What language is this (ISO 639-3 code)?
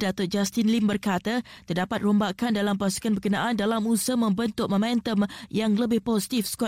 msa